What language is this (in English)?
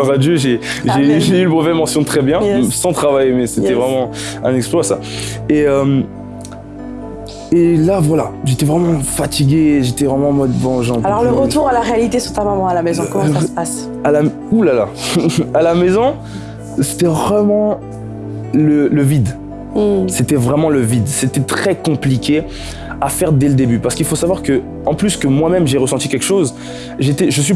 French